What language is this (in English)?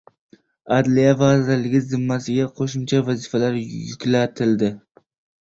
Uzbek